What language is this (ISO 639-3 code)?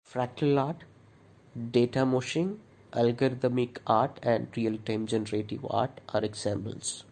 eng